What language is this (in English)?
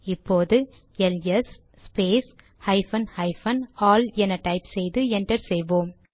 Tamil